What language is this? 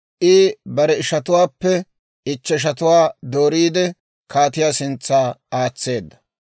Dawro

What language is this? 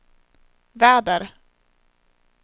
Swedish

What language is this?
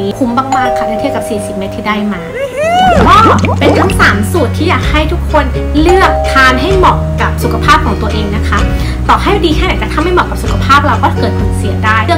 Thai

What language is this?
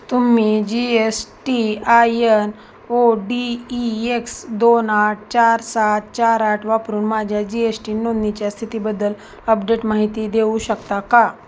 Marathi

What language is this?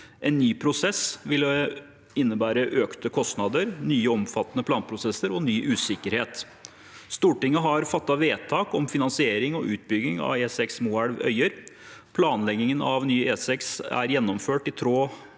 Norwegian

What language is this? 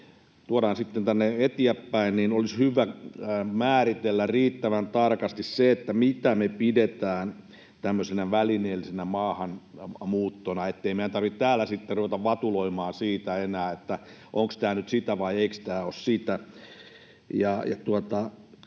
Finnish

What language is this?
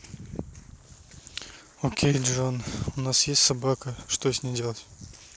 Russian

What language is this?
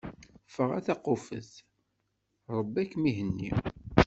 Kabyle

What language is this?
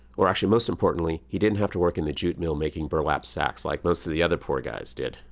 English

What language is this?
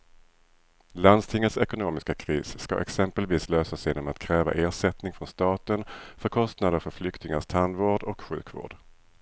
Swedish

